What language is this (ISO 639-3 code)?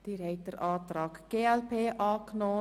gsw